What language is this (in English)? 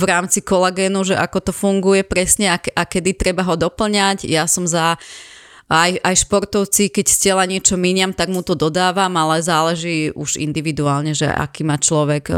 Slovak